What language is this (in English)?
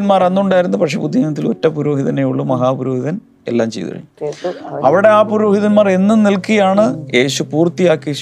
Malayalam